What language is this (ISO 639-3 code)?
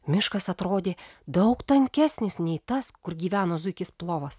lit